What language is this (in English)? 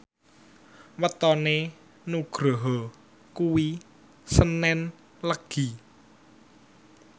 Javanese